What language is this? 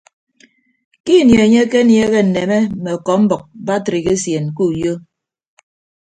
Ibibio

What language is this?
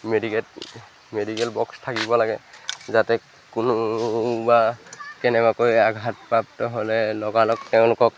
Assamese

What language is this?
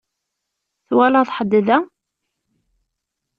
Kabyle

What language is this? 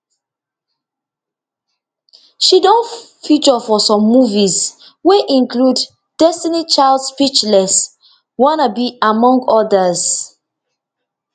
Nigerian Pidgin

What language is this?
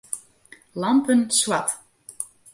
Western Frisian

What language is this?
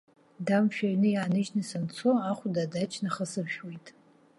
Abkhazian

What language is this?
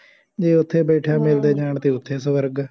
Punjabi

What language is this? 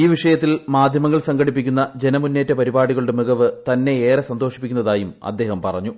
Malayalam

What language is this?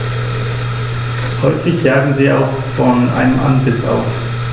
German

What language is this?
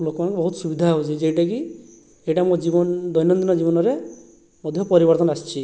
Odia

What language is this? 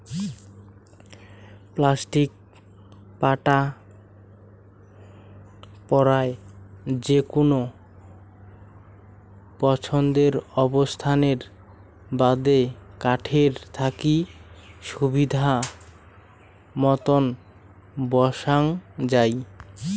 Bangla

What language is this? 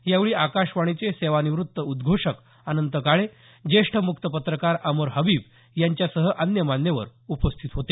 Marathi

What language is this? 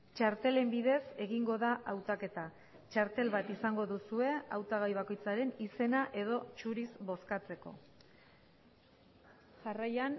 Basque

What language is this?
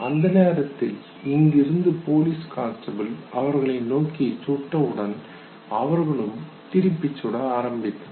Tamil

